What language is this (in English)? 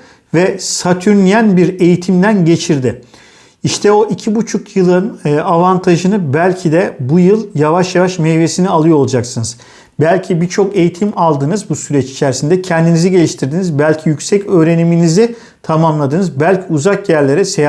Turkish